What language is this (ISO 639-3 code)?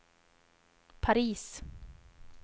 swe